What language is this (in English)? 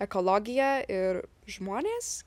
Lithuanian